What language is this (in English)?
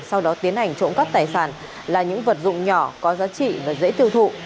Vietnamese